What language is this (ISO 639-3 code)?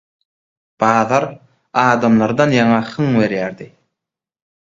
tuk